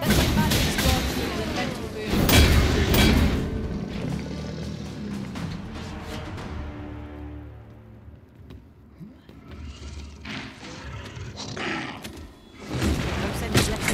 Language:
English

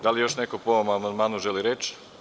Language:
Serbian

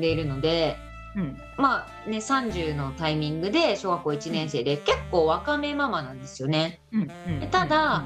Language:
Japanese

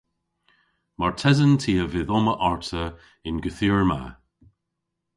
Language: Cornish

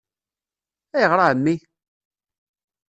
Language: Kabyle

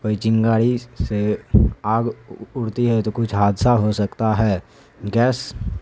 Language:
Urdu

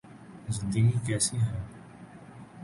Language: Urdu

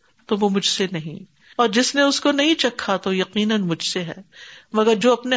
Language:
Urdu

